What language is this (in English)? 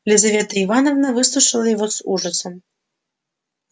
Russian